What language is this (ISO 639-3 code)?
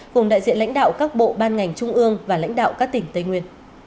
vie